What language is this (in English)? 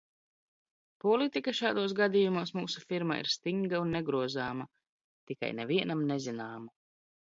Latvian